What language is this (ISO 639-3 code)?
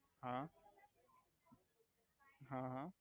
guj